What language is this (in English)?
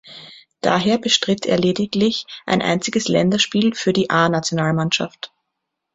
German